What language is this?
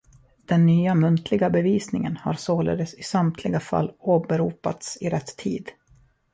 Swedish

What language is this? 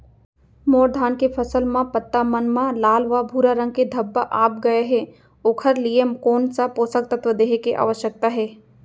Chhattisgarhi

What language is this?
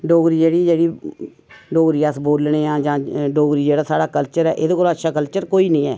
Dogri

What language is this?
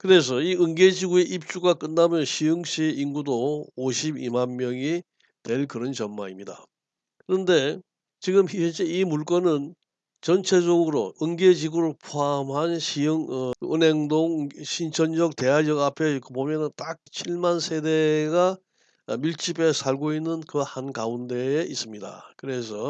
Korean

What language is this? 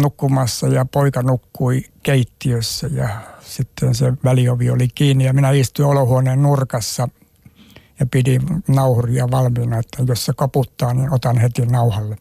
Finnish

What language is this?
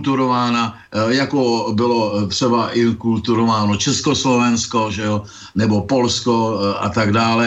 Czech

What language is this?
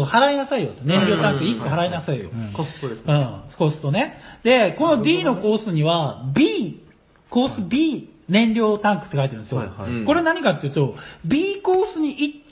Japanese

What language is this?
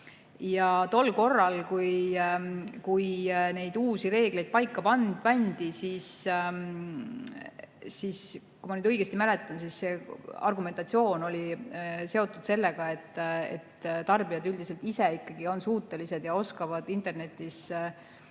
Estonian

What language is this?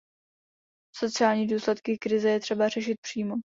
Czech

